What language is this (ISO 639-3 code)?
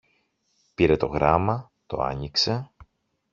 ell